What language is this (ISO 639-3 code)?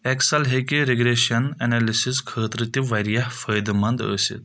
kas